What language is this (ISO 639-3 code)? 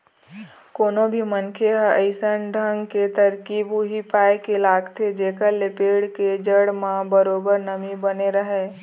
hne